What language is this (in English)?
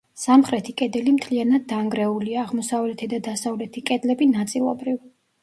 Georgian